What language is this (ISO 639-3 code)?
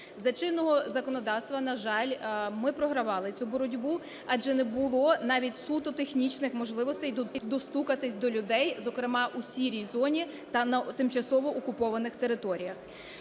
ukr